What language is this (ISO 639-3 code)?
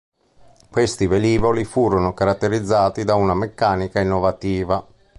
ita